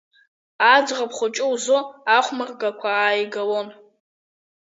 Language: Abkhazian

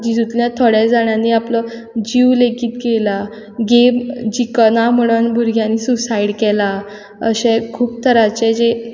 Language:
Konkani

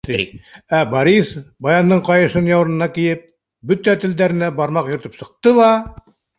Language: Bashkir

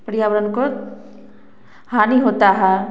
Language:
Hindi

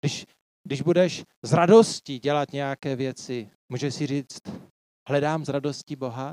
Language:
Czech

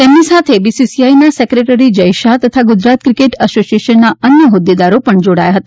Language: Gujarati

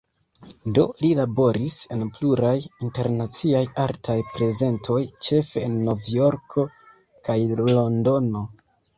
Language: Esperanto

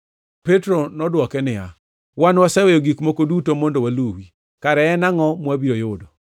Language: Luo (Kenya and Tanzania)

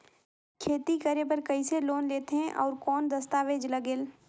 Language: Chhattisgarhi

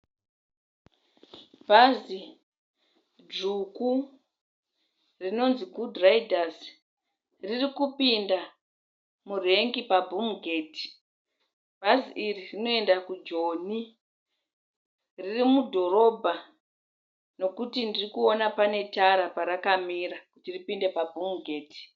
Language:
Shona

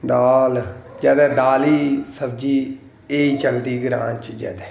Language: Dogri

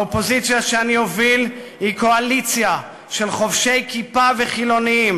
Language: Hebrew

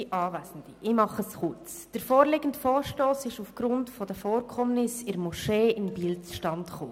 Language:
Swiss German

